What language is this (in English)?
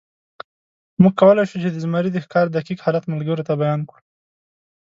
Pashto